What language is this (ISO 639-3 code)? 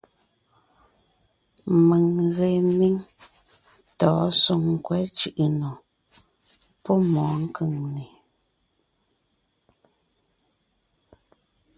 nnh